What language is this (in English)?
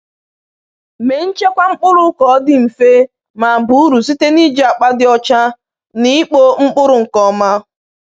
Igbo